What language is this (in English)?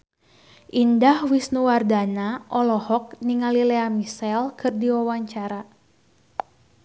Sundanese